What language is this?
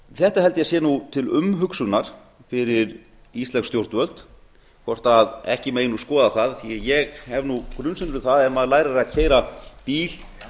Icelandic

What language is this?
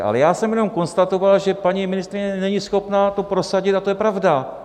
Czech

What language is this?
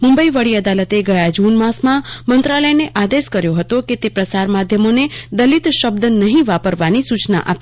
Gujarati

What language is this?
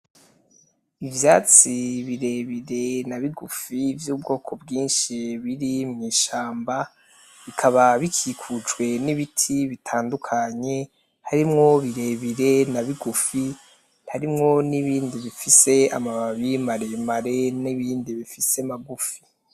Rundi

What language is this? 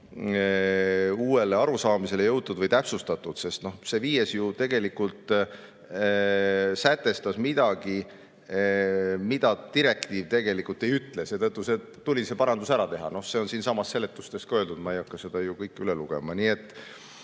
Estonian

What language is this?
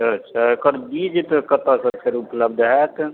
Maithili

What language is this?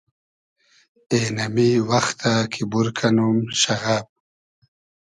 Hazaragi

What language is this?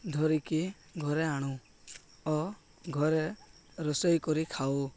Odia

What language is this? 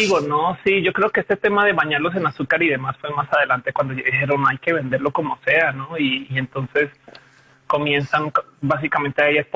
Spanish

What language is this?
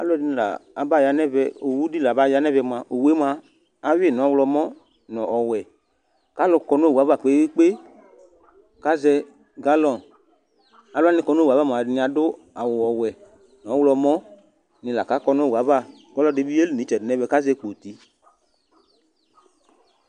Ikposo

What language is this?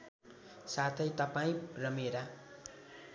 Nepali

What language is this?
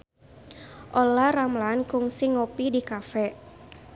Sundanese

